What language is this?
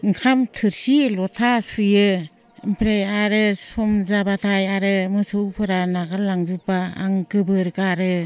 Bodo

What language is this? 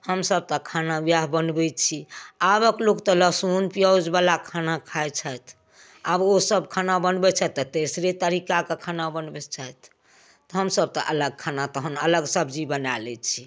Maithili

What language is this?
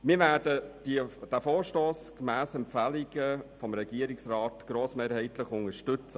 Swiss German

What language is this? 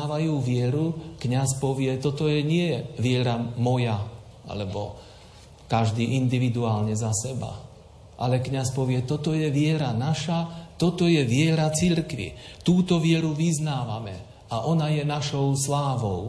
Slovak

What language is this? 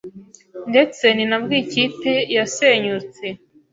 Kinyarwanda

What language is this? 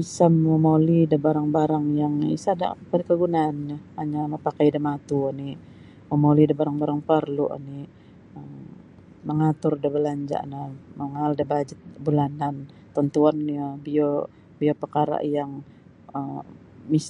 Sabah Bisaya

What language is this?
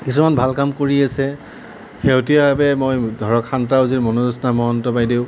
Assamese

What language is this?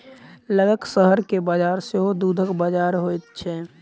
Maithili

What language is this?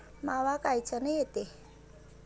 Marathi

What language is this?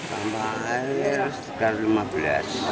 Indonesian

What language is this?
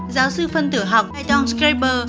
Vietnamese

